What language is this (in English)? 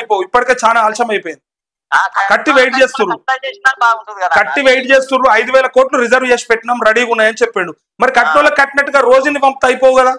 Telugu